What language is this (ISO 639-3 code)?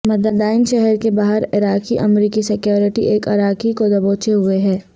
urd